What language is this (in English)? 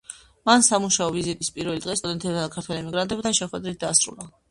Georgian